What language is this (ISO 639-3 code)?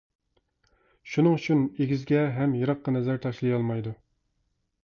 uig